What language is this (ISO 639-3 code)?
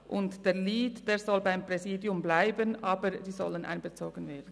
gsw